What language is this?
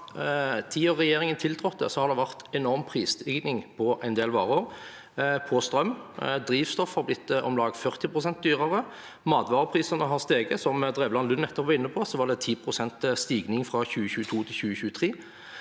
Norwegian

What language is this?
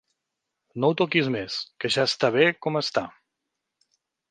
Catalan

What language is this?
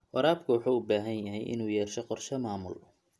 Somali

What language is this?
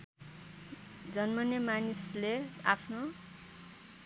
Nepali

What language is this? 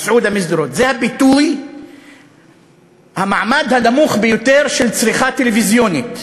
Hebrew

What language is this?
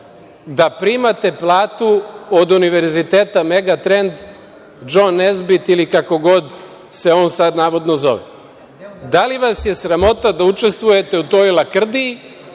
Serbian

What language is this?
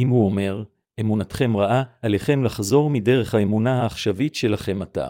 Hebrew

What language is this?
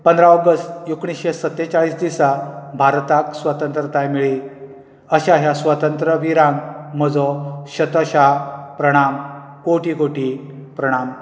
Konkani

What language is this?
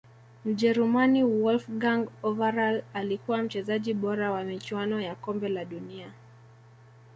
Swahili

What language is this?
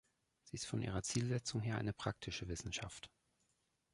German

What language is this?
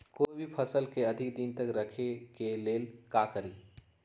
Magahi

